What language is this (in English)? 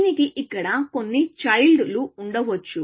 Telugu